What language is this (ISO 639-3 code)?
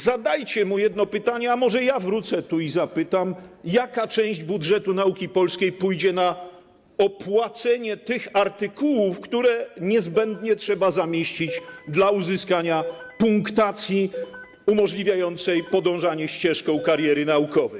pol